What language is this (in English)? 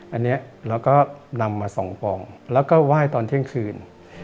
Thai